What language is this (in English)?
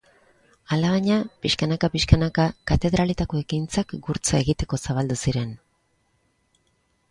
Basque